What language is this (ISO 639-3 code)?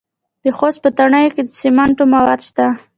pus